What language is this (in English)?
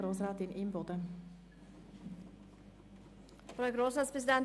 Swiss German